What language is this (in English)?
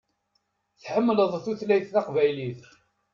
Kabyle